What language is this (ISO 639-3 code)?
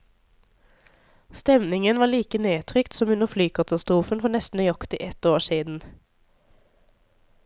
nor